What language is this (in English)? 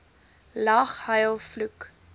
Afrikaans